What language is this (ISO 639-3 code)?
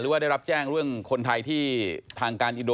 tha